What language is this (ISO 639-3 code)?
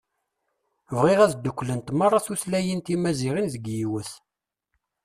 kab